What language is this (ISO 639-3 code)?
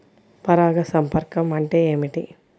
tel